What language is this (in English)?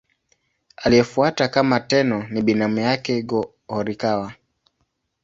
Swahili